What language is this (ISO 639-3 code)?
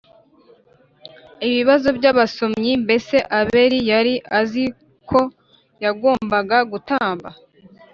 kin